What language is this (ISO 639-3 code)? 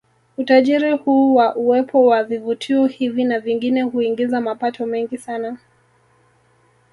swa